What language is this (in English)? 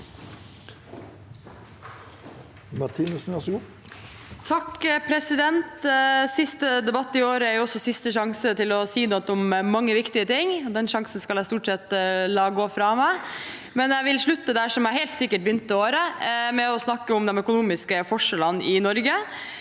Norwegian